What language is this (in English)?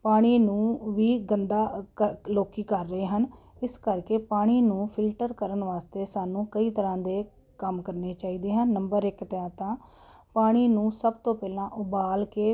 Punjabi